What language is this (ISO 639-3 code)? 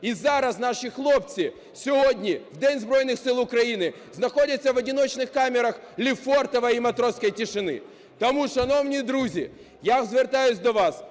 ukr